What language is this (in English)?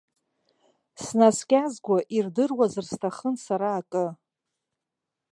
Abkhazian